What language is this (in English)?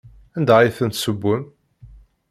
Kabyle